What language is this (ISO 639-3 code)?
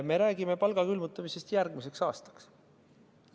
est